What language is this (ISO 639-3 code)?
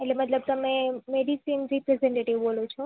guj